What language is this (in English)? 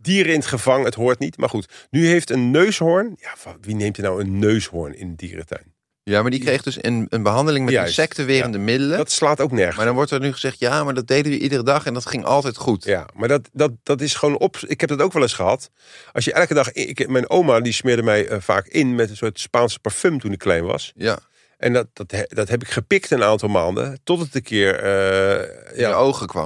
Dutch